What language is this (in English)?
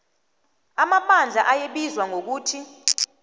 South Ndebele